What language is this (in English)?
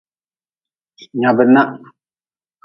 Nawdm